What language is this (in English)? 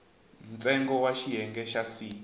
Tsonga